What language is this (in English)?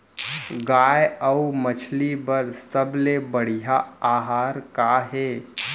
Chhattisgarhi